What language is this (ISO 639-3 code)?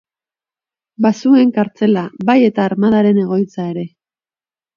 eus